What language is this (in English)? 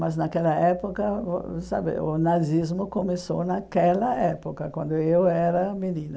Portuguese